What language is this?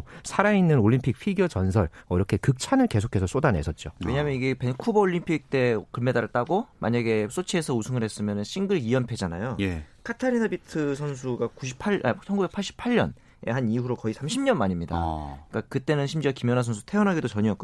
Korean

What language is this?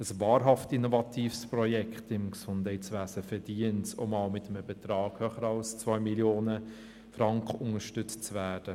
Swiss German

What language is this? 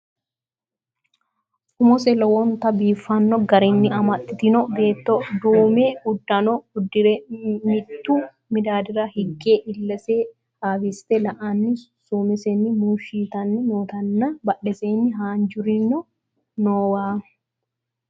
Sidamo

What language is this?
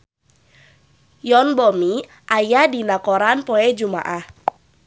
Sundanese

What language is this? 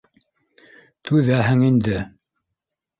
Bashkir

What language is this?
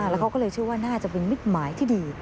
Thai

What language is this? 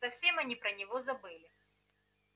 Russian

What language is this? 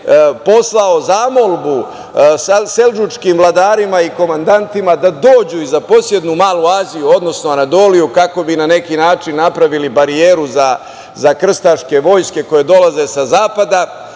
Serbian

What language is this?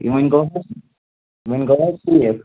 Kashmiri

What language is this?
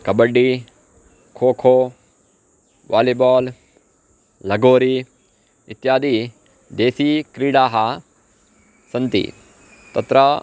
Sanskrit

